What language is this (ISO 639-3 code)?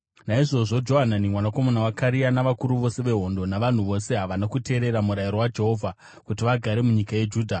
sna